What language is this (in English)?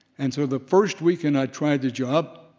English